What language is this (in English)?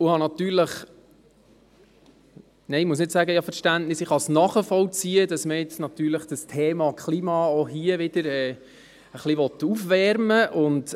Swiss German